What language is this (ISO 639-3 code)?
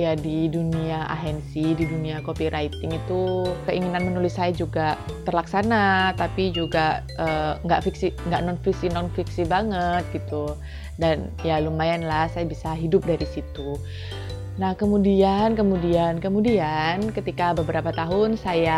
ind